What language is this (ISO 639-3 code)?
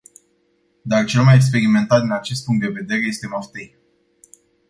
ron